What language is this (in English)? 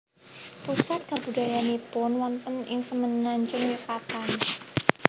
Javanese